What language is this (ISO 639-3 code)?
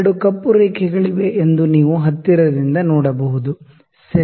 kan